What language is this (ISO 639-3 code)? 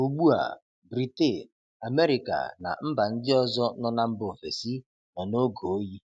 ibo